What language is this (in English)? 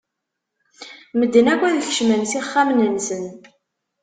Kabyle